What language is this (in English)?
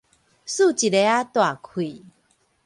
Min Nan Chinese